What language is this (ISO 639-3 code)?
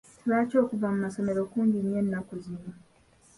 lug